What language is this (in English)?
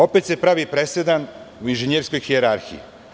Serbian